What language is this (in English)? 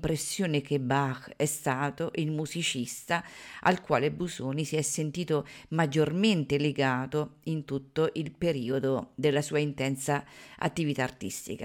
Italian